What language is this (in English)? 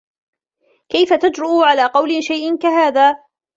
Arabic